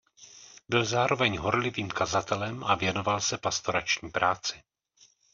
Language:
Czech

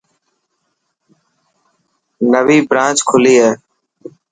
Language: Dhatki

